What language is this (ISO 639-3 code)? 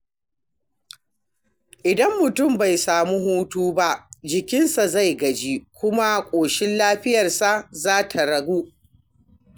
hau